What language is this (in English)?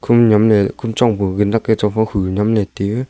Wancho Naga